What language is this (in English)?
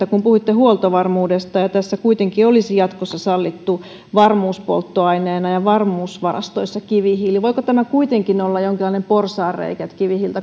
Finnish